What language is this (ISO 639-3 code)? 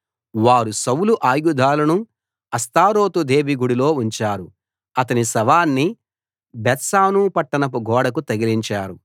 tel